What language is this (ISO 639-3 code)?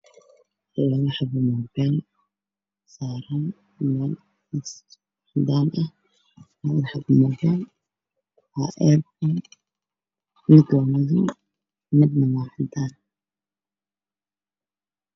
som